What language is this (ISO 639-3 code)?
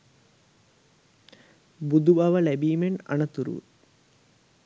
sin